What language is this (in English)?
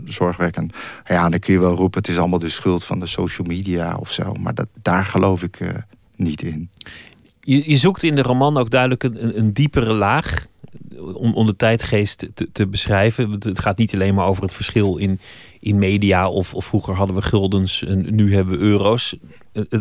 Dutch